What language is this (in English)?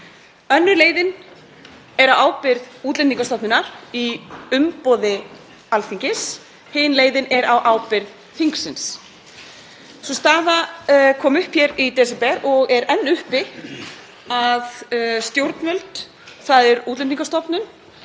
Icelandic